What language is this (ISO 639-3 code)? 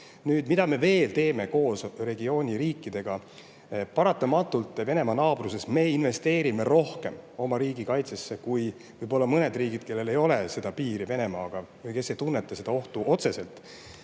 est